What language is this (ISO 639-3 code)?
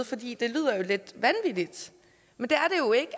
dan